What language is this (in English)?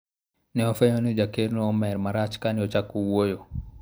Luo (Kenya and Tanzania)